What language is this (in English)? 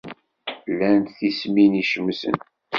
Kabyle